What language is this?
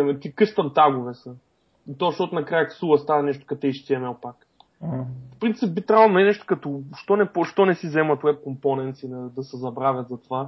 Bulgarian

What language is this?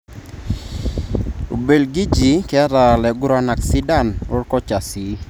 Masai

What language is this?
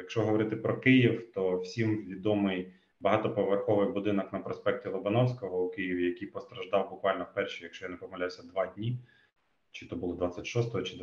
Ukrainian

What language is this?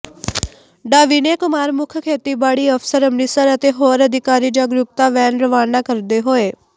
Punjabi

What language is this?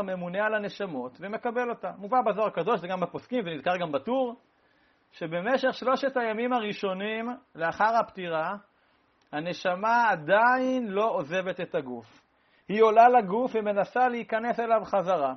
Hebrew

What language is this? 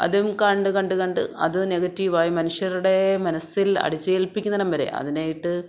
Malayalam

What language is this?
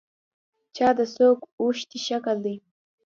Pashto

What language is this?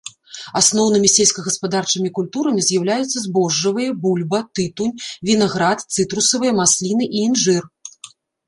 Belarusian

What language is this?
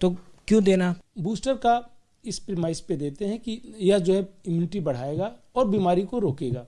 Hindi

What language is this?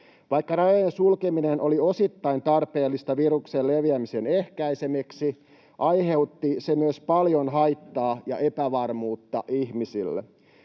Finnish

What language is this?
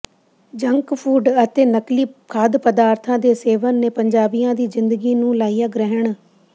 Punjabi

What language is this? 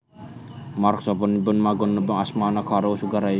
Javanese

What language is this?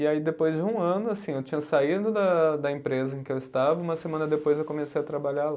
Portuguese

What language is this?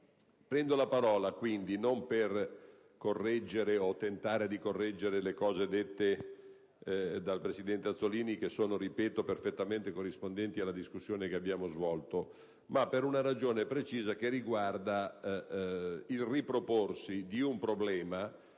Italian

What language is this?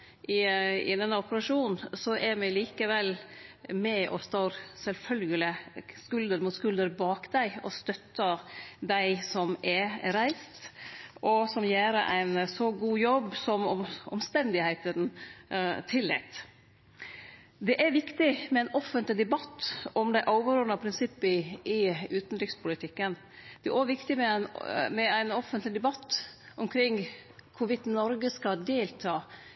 Norwegian Nynorsk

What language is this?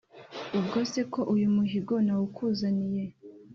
Kinyarwanda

